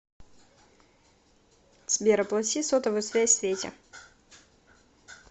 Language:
Russian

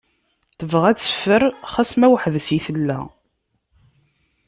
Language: Kabyle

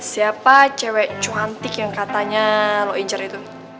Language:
Indonesian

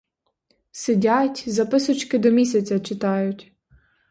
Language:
Ukrainian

